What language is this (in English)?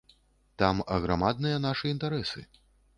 Belarusian